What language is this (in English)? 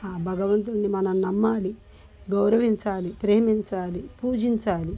Telugu